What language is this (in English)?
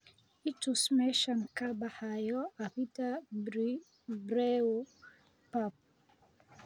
Somali